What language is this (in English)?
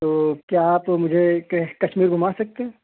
Urdu